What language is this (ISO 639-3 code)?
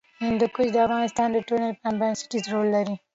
pus